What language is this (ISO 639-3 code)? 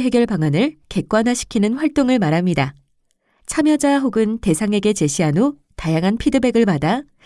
kor